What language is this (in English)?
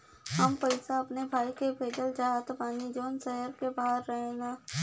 Bhojpuri